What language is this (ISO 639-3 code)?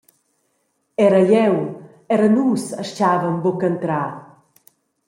roh